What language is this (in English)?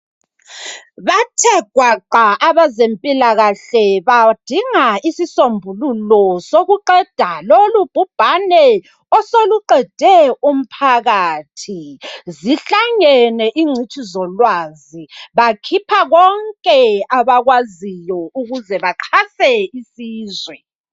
North Ndebele